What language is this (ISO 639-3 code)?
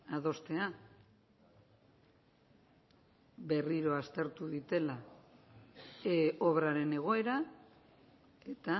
eus